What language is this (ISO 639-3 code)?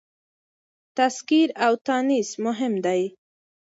pus